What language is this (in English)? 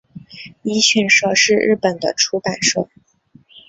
Chinese